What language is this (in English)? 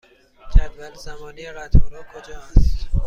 Persian